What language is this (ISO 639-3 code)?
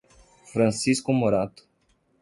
por